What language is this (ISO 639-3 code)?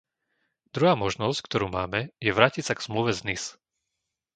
slk